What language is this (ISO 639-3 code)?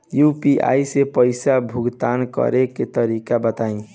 bho